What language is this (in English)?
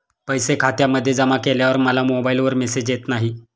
Marathi